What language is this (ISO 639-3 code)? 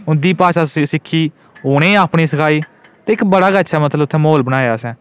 doi